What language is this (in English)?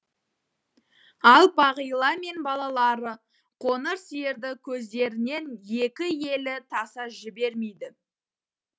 Kazakh